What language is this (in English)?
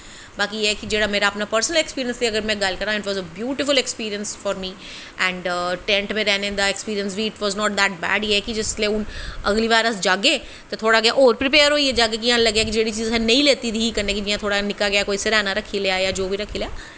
Dogri